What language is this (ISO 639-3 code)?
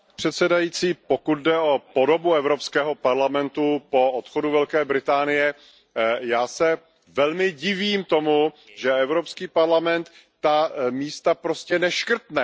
ces